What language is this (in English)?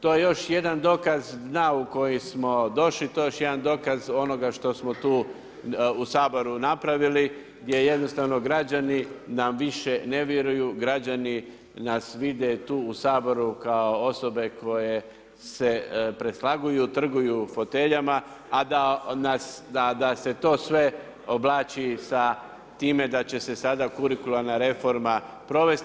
Croatian